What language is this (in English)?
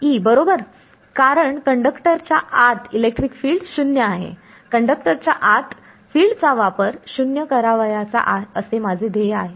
Marathi